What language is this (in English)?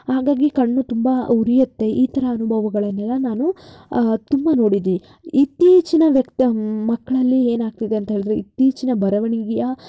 Kannada